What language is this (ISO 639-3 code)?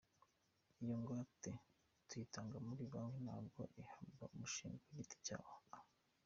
kin